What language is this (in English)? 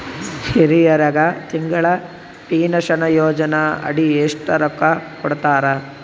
Kannada